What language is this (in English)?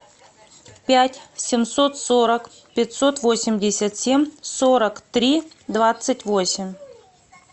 Russian